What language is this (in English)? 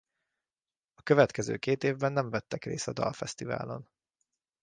Hungarian